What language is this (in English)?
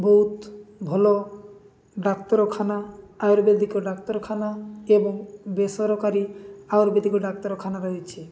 Odia